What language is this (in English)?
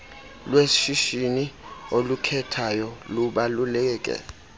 Xhosa